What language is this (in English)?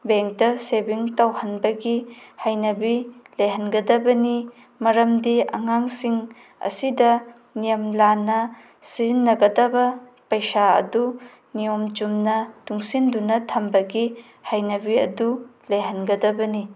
Manipuri